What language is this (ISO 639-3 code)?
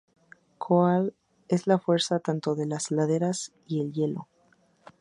spa